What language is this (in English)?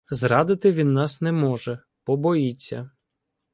Ukrainian